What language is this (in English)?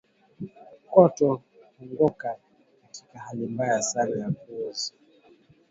Swahili